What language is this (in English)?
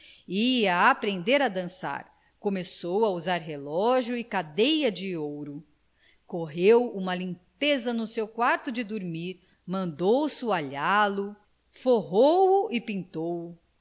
Portuguese